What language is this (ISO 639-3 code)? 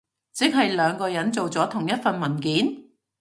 yue